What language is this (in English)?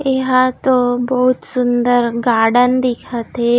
Chhattisgarhi